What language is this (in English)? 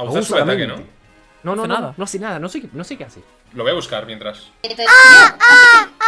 Spanish